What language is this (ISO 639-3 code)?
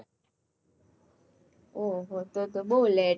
guj